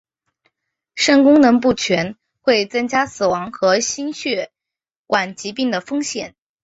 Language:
Chinese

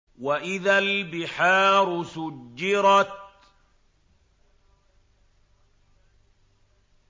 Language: Arabic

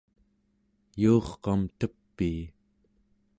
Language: Central Yupik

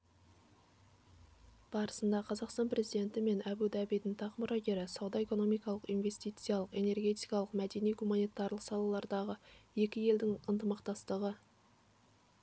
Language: Kazakh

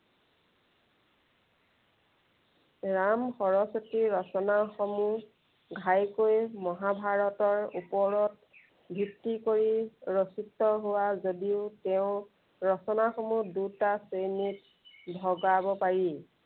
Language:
Assamese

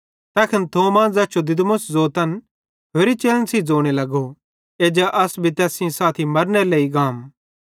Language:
Bhadrawahi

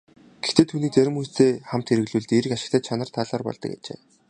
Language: Mongolian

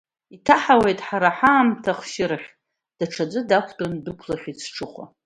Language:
Abkhazian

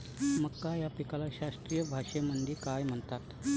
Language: Marathi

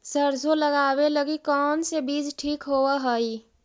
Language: Magahi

